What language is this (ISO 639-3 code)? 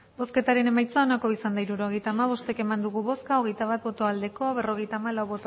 eus